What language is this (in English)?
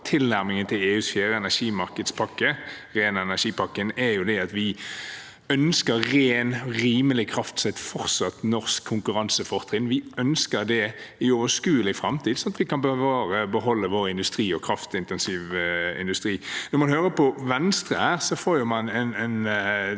Norwegian